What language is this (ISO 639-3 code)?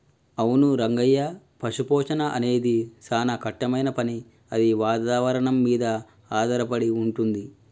tel